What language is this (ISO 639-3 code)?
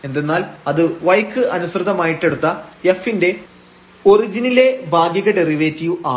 mal